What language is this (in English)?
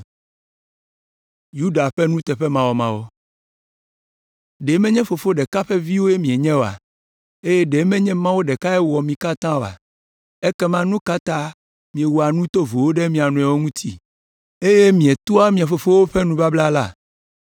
Ewe